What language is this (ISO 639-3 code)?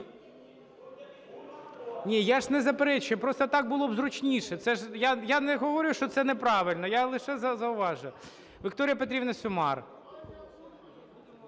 ukr